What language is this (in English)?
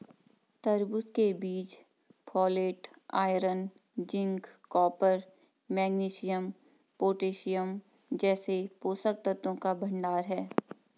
Hindi